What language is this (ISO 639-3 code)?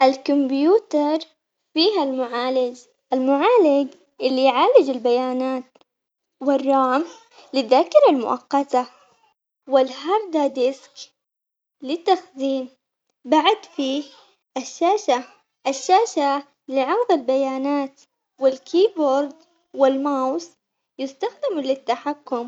acx